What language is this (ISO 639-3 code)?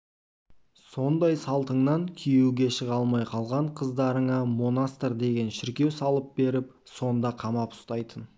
kaz